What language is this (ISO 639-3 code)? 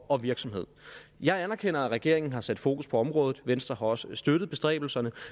dan